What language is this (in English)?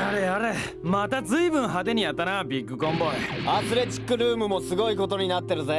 Japanese